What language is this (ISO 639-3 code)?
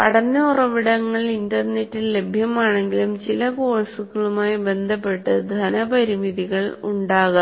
mal